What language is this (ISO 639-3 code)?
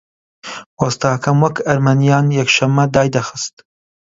ckb